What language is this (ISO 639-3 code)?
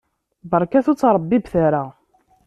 kab